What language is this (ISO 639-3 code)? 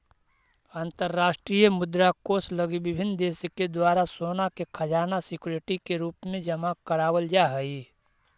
mag